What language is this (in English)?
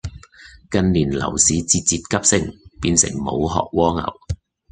Cantonese